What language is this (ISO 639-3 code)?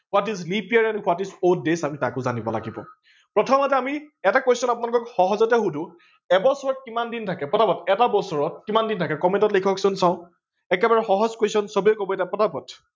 asm